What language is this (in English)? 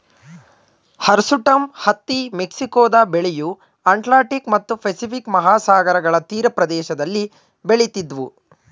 Kannada